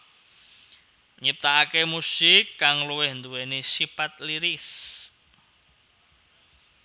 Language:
Javanese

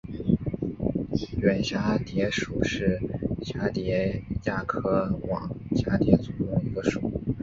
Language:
Chinese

